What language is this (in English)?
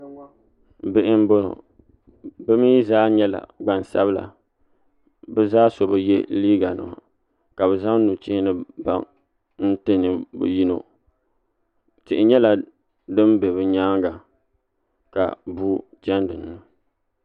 Dagbani